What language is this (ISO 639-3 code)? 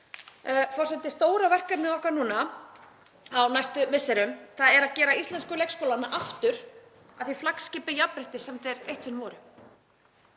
isl